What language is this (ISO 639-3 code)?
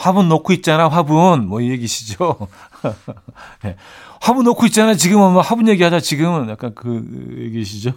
kor